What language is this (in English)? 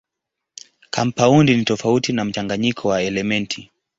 Swahili